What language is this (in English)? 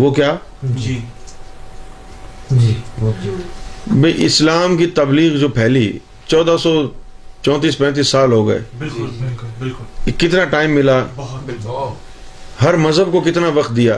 Urdu